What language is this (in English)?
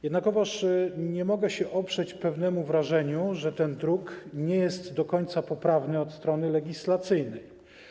Polish